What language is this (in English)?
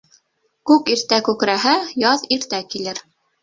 Bashkir